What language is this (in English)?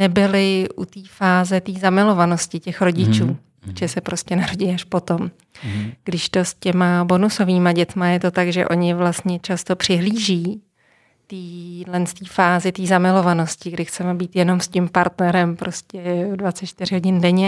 Czech